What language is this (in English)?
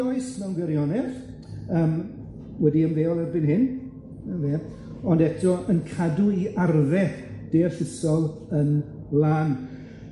Welsh